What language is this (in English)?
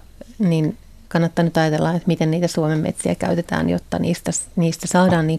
Finnish